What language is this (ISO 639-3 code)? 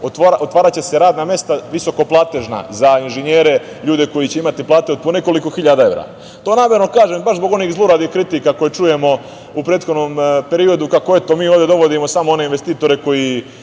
srp